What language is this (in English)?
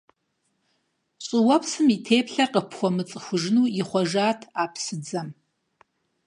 Kabardian